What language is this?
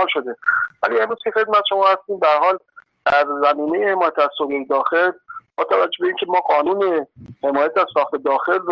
Persian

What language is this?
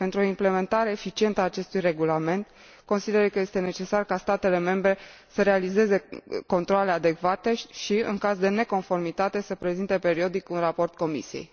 Romanian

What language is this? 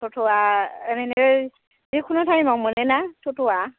Bodo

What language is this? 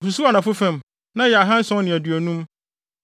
Akan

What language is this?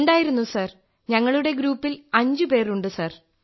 Malayalam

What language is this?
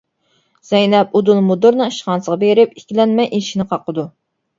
Uyghur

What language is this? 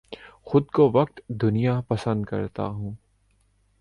Urdu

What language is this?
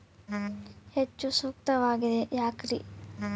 Kannada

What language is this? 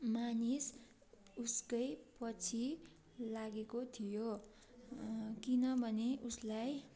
Nepali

